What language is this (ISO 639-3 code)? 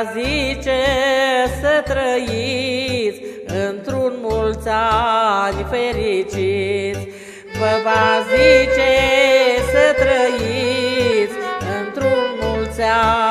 ron